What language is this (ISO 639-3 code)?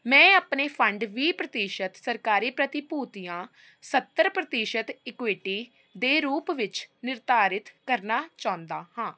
pan